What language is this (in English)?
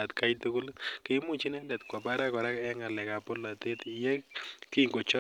Kalenjin